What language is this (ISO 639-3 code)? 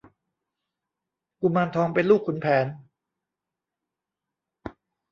tha